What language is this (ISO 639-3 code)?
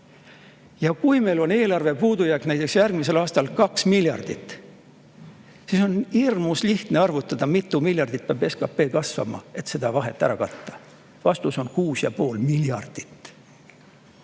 est